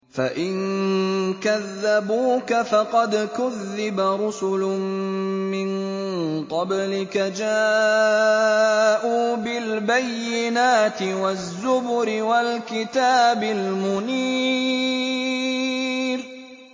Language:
Arabic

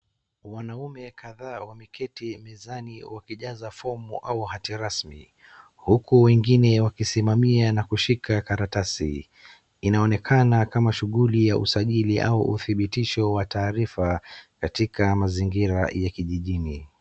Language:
Swahili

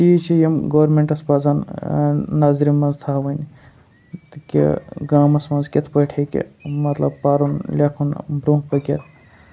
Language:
Kashmiri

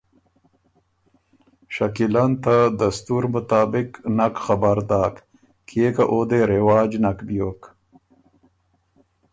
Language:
Ormuri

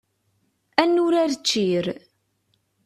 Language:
Kabyle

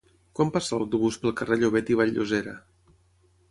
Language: Catalan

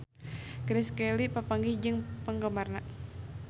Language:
Sundanese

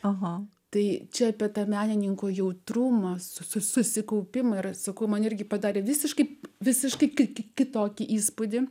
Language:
Lithuanian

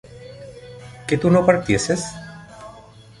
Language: Spanish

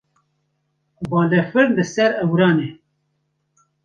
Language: Kurdish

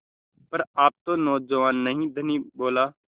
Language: Hindi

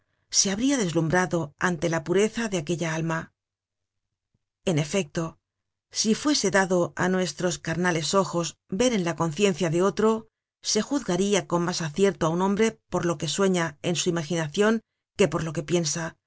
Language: Spanish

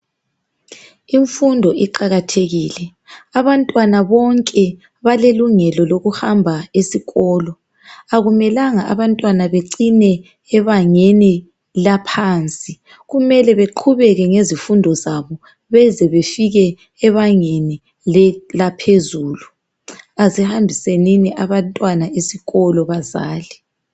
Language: North Ndebele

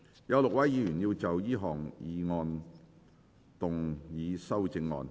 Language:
Cantonese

